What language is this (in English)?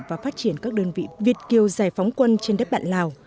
Vietnamese